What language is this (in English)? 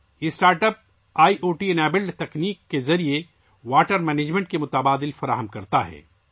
Urdu